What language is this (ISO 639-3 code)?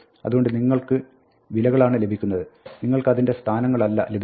mal